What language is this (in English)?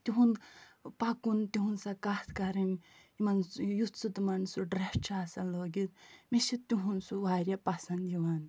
Kashmiri